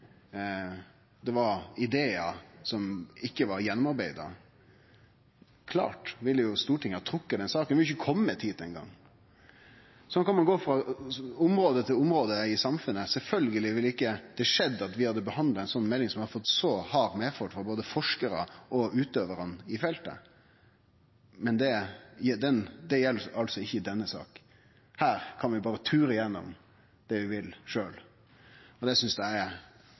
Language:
Norwegian Nynorsk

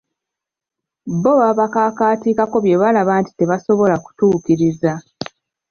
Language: Ganda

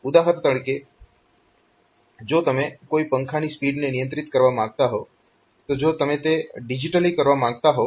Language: Gujarati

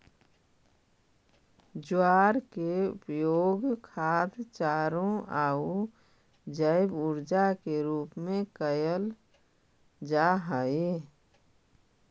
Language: Magahi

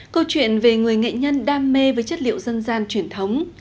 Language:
Vietnamese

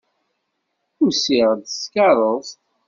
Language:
Kabyle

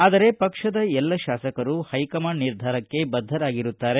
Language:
Kannada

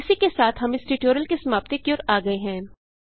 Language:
Hindi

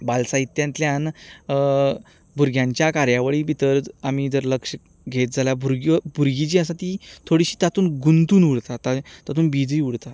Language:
Konkani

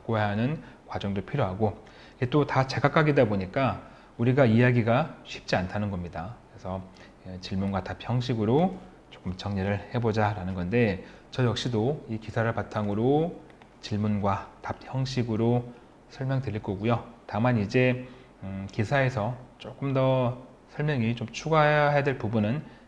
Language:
Korean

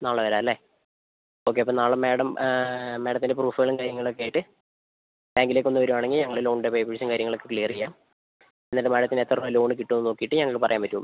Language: Malayalam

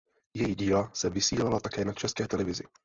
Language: Czech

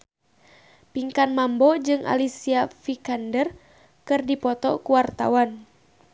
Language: Sundanese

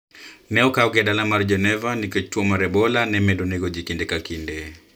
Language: Luo (Kenya and Tanzania)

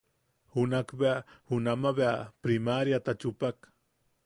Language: Yaqui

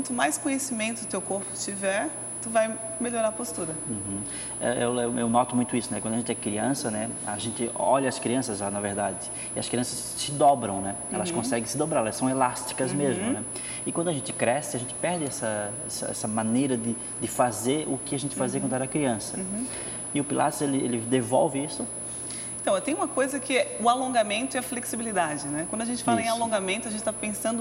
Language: Portuguese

